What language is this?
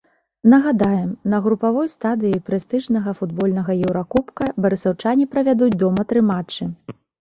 Belarusian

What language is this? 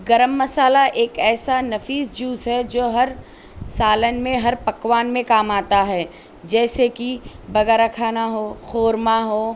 Urdu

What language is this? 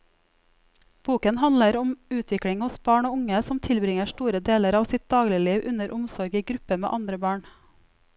Norwegian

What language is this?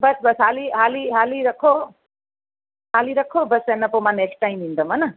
Sindhi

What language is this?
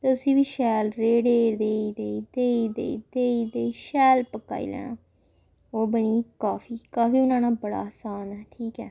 Dogri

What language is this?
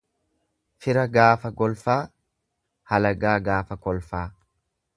Oromo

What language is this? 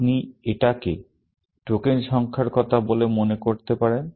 Bangla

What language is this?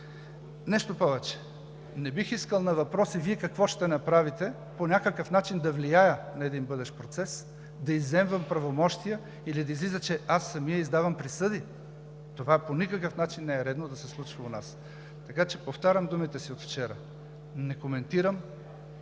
Bulgarian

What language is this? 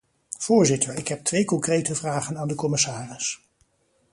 Dutch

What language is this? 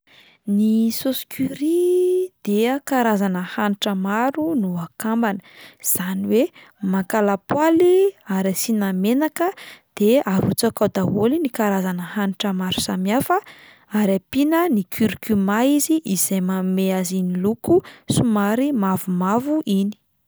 Malagasy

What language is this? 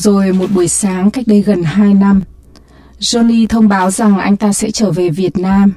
Vietnamese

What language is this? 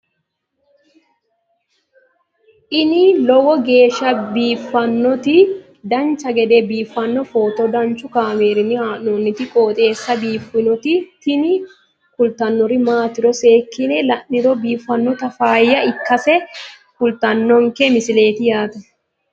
Sidamo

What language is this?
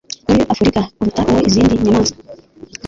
Kinyarwanda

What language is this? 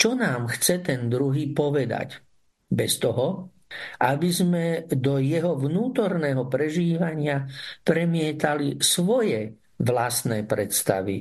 Slovak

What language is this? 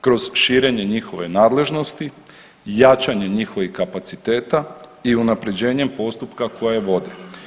Croatian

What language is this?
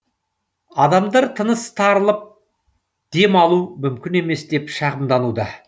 Kazakh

